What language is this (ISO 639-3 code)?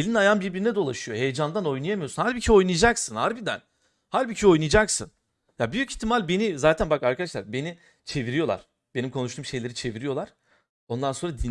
tur